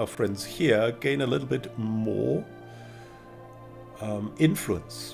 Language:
English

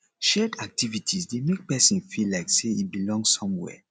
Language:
Nigerian Pidgin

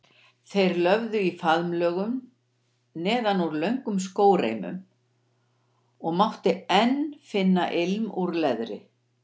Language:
Icelandic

